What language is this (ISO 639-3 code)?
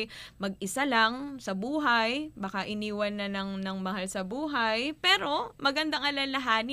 fil